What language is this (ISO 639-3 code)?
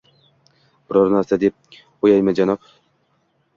uzb